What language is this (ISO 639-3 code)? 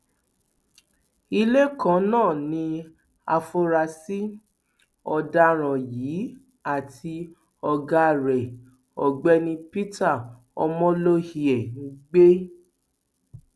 yor